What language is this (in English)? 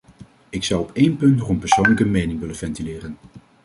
Dutch